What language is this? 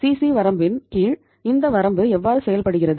Tamil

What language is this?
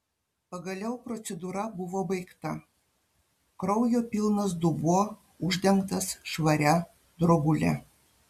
Lithuanian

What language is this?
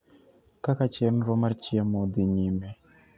Luo (Kenya and Tanzania)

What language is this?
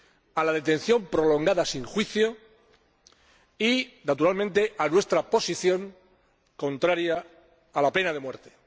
Spanish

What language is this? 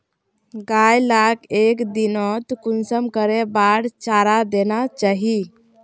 Magahi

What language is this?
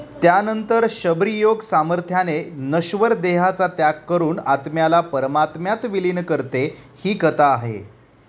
Marathi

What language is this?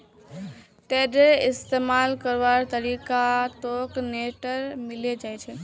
Magahi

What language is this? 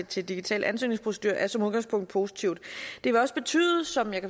Danish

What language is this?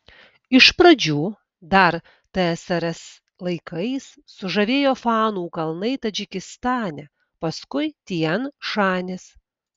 Lithuanian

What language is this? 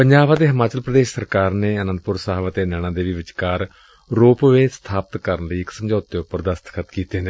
Punjabi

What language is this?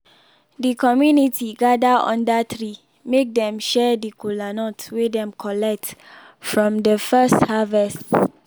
Nigerian Pidgin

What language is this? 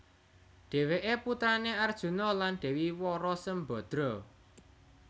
Javanese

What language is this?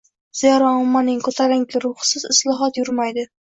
Uzbek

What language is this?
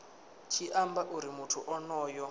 Venda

